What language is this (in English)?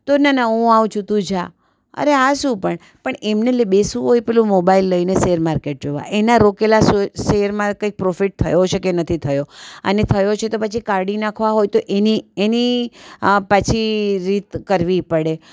Gujarati